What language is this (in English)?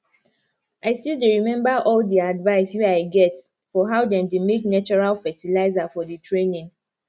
Nigerian Pidgin